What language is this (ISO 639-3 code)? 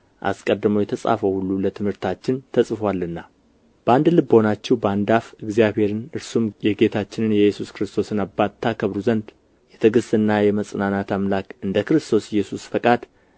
amh